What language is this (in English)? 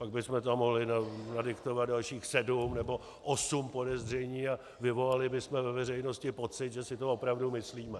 Czech